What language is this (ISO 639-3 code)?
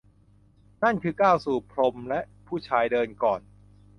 tha